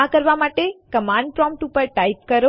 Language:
Gujarati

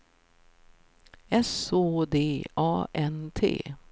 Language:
Swedish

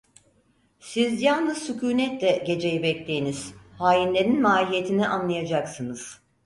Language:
Turkish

